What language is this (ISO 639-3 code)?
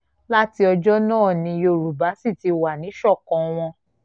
yor